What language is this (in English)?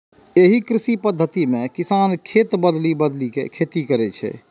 Maithili